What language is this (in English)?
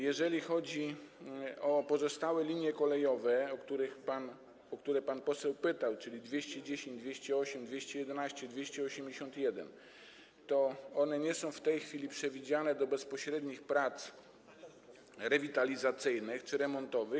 Polish